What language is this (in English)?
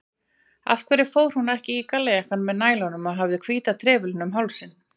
Icelandic